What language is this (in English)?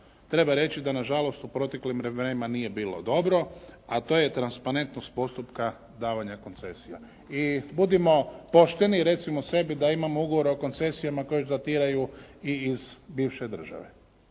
Croatian